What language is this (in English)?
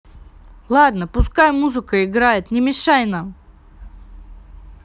Russian